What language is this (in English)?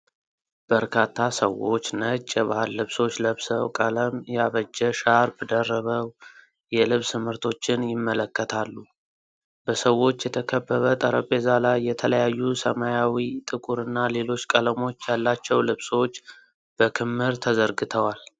Amharic